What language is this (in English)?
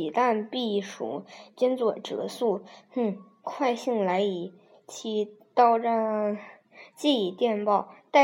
Chinese